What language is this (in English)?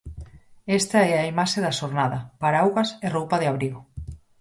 Galician